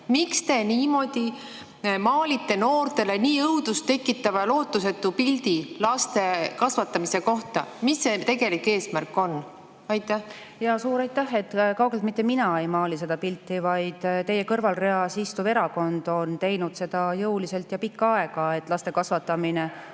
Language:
Estonian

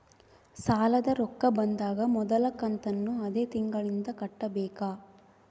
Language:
Kannada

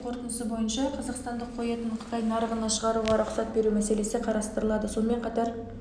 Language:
Kazakh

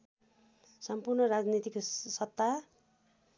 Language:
Nepali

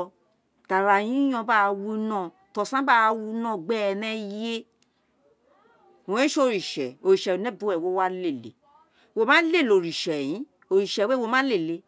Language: Isekiri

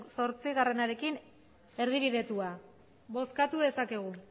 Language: Basque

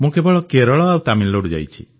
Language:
Odia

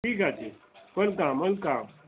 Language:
Bangla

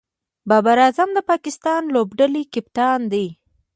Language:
Pashto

